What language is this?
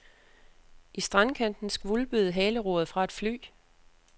Danish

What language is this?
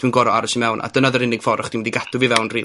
Welsh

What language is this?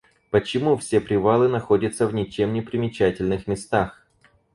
Russian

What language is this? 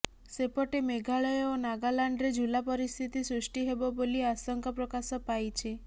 Odia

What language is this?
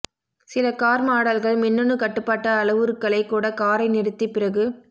Tamil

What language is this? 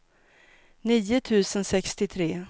Swedish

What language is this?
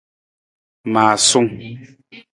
Nawdm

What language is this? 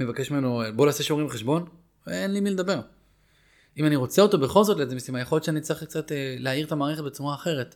Hebrew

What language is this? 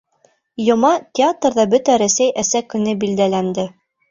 Bashkir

